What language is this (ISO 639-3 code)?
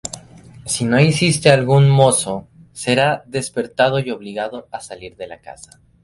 spa